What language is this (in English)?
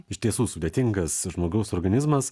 Lithuanian